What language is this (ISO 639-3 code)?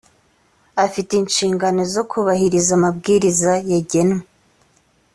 kin